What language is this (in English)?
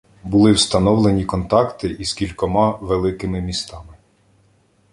Ukrainian